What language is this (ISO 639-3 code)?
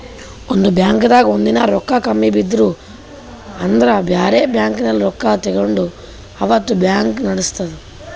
kan